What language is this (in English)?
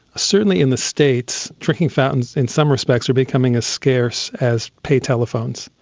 English